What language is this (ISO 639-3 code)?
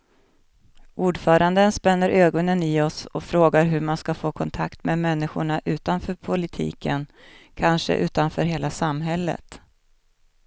swe